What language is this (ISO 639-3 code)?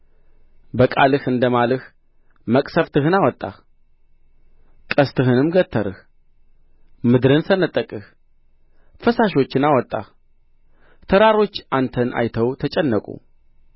amh